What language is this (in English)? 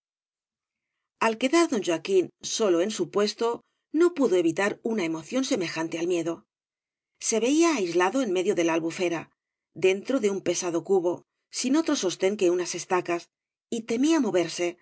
Spanish